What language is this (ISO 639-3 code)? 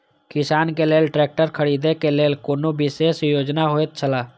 mai